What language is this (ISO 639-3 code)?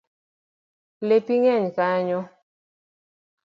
luo